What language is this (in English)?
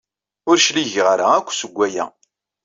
Kabyle